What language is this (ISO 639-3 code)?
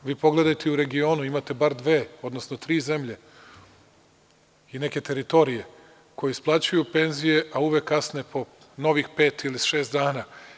srp